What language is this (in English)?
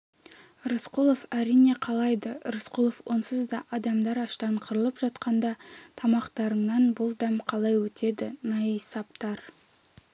Kazakh